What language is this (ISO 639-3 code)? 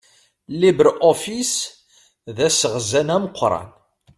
kab